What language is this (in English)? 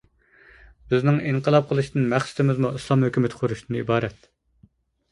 Uyghur